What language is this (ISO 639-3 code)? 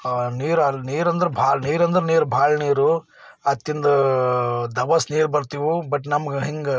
kan